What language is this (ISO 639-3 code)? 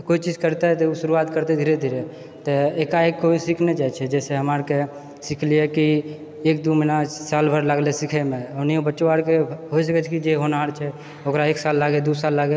mai